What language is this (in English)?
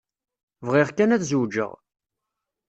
Kabyle